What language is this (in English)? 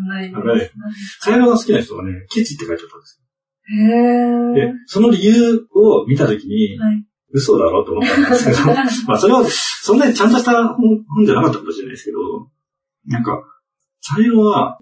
Japanese